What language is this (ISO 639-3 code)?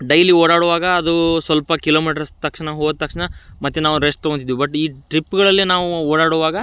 kan